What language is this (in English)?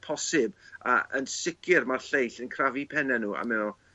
Welsh